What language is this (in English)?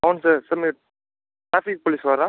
Telugu